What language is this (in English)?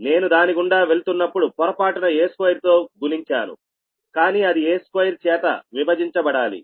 Telugu